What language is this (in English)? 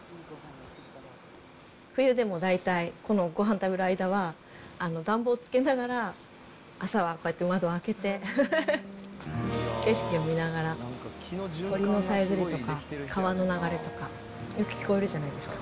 Japanese